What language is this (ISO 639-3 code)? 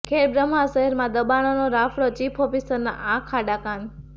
guj